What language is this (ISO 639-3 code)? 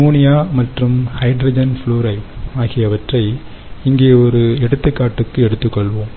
tam